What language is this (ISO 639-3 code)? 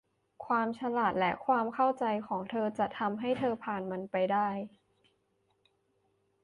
tha